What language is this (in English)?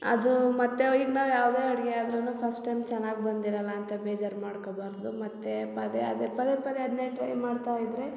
Kannada